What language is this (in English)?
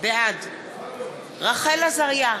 Hebrew